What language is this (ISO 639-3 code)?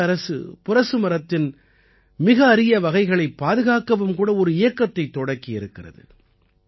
tam